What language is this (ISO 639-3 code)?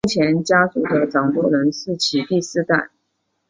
zho